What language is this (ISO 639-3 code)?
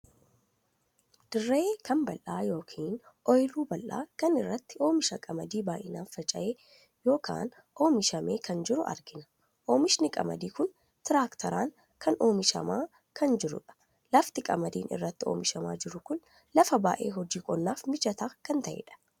orm